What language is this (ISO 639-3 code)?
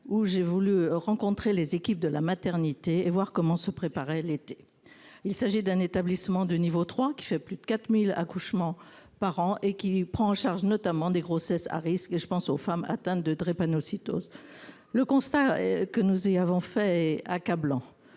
fra